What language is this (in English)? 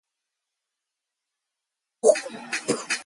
English